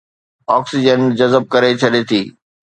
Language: Sindhi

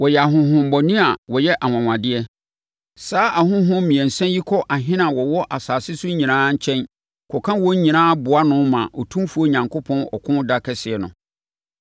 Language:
Akan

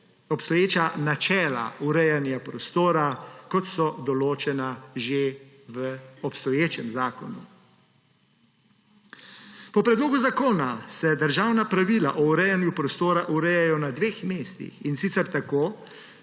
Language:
Slovenian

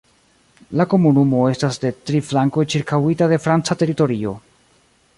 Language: Esperanto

